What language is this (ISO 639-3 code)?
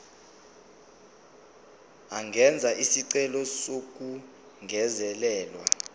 zul